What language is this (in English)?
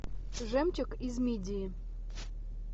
Russian